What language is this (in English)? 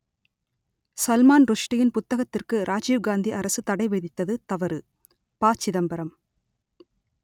Tamil